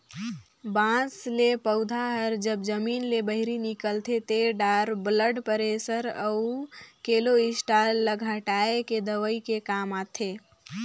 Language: Chhattisgarhi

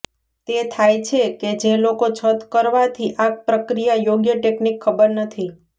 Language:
Gujarati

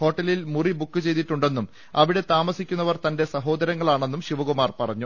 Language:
Malayalam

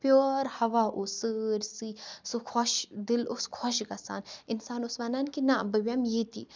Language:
Kashmiri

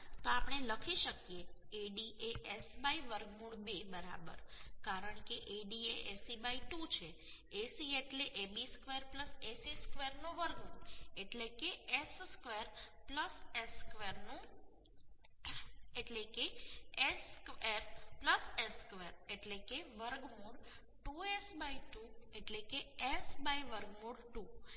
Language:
Gujarati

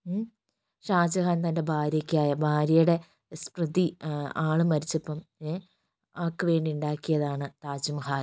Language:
Malayalam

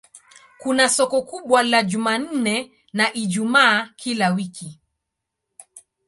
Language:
Swahili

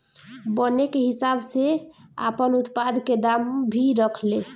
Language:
Bhojpuri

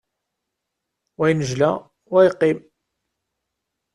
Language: Kabyle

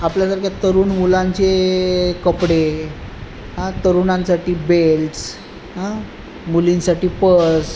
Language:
Marathi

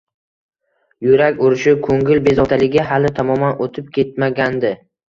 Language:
Uzbek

